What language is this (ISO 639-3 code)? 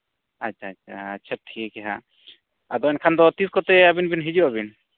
sat